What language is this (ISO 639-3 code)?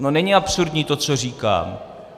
ces